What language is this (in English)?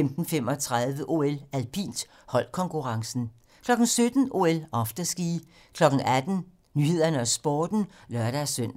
Danish